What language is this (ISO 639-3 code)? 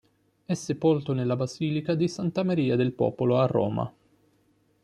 ita